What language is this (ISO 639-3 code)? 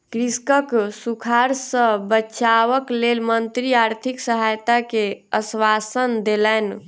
mai